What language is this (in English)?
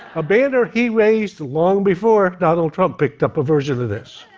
English